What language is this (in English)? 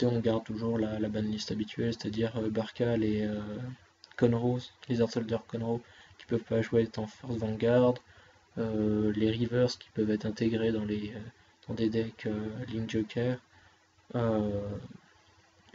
French